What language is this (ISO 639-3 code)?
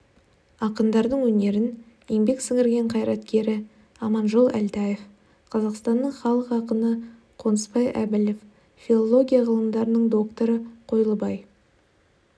kaz